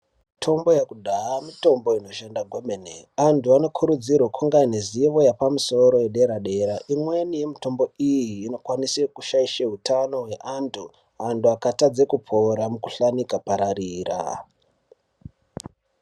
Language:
Ndau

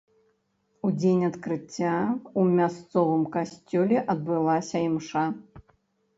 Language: Belarusian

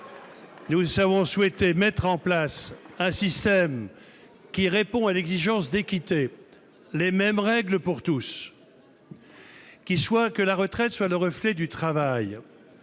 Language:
French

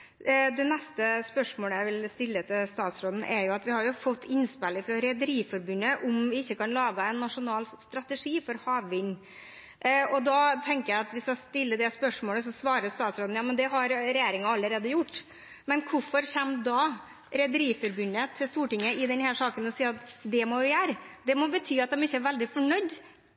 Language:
Norwegian Bokmål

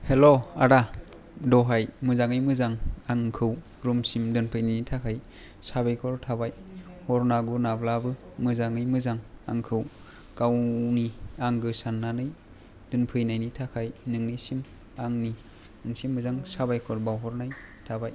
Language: Bodo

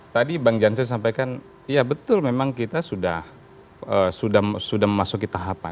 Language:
Indonesian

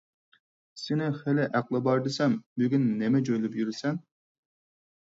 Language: Uyghur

